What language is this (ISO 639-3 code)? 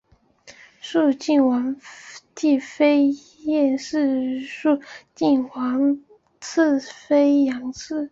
zho